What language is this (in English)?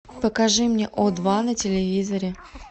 Russian